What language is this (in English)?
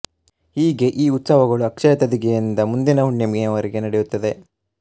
Kannada